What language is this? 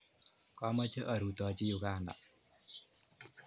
Kalenjin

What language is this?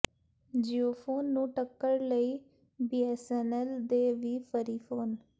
Punjabi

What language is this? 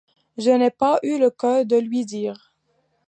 French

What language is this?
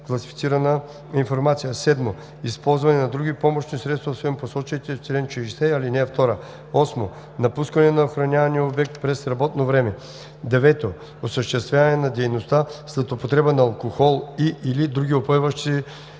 Bulgarian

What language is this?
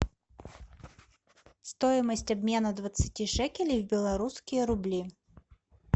Russian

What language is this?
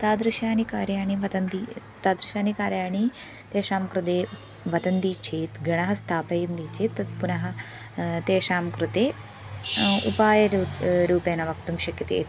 Sanskrit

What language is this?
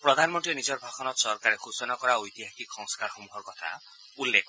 Assamese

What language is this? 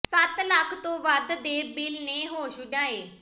Punjabi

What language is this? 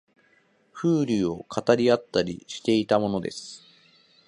Japanese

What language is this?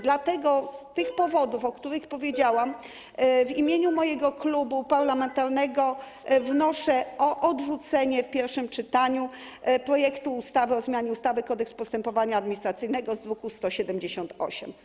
Polish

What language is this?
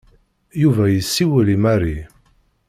Kabyle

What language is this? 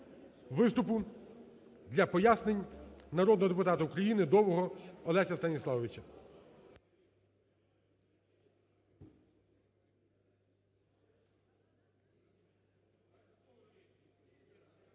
Ukrainian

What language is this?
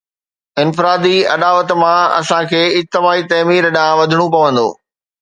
Sindhi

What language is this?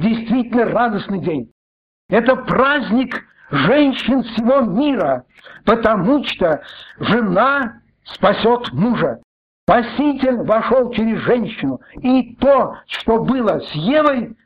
Russian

